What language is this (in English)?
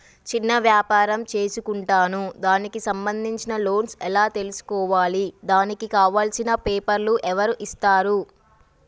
Telugu